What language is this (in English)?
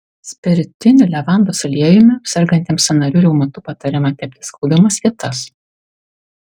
Lithuanian